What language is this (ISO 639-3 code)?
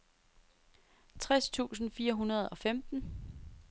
dan